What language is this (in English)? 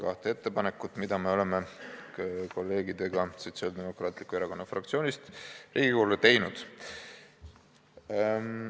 Estonian